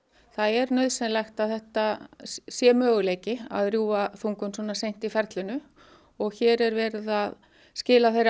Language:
Icelandic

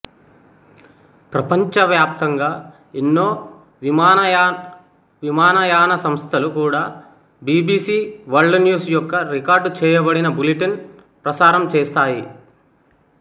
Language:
Telugu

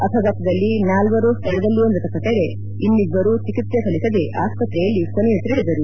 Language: Kannada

